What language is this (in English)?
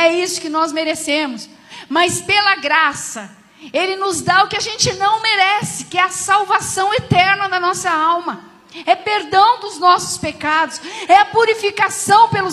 Portuguese